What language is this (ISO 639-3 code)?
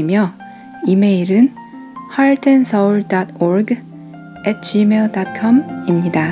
kor